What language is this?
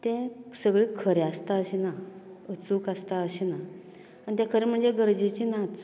Konkani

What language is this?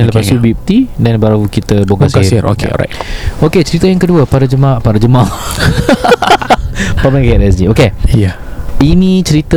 Malay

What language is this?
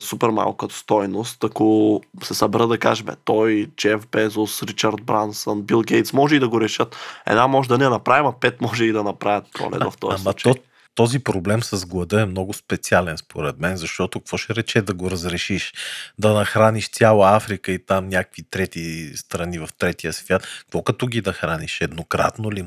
Bulgarian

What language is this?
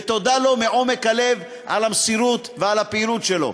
Hebrew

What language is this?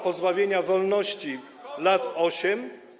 Polish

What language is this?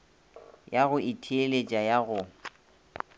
Northern Sotho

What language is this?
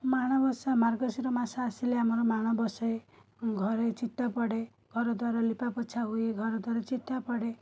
Odia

